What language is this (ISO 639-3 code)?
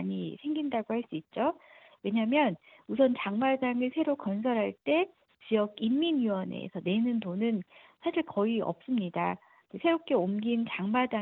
kor